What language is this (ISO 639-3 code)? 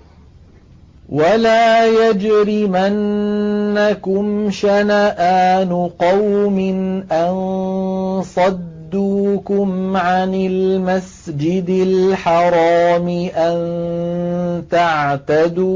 ara